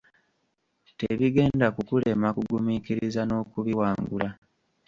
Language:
Ganda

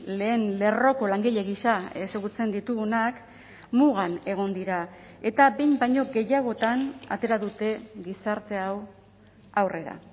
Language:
Basque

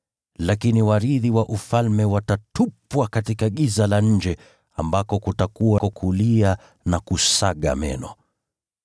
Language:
Swahili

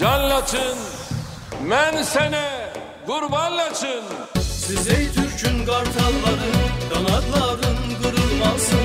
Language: Turkish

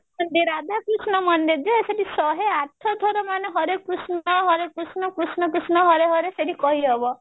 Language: Odia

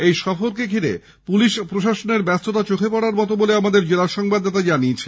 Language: Bangla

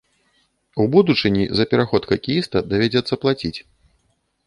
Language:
Belarusian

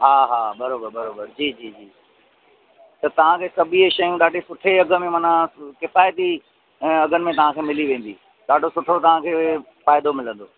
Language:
Sindhi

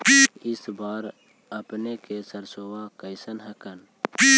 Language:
Magahi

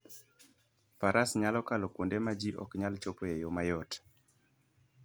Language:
Luo (Kenya and Tanzania)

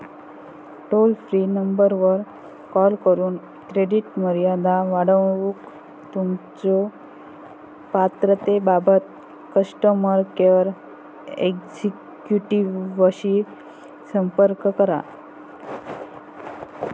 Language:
Marathi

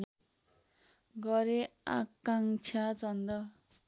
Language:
Nepali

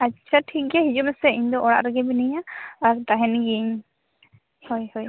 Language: Santali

